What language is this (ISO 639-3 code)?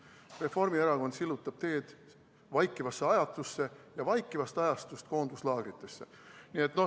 est